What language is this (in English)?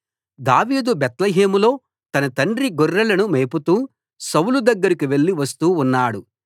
Telugu